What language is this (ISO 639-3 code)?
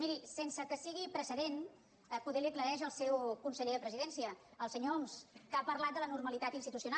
cat